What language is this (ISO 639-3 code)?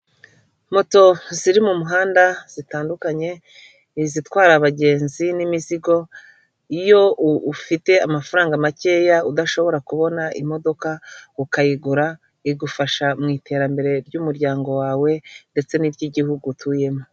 kin